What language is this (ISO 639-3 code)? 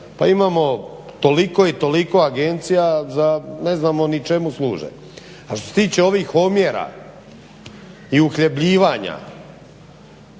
hrv